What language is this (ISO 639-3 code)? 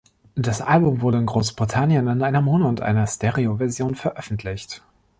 deu